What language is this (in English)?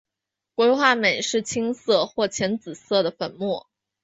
Chinese